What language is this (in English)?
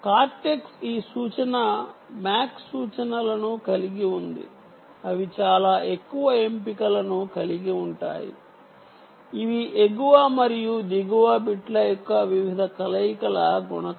Telugu